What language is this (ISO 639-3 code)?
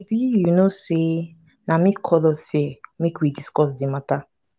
pcm